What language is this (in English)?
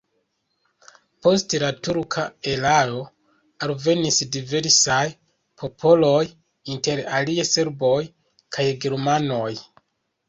Esperanto